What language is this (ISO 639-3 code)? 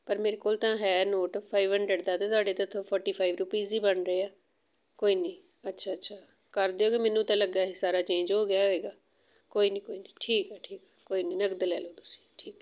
pan